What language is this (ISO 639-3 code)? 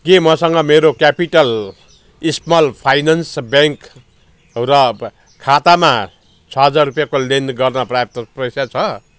nep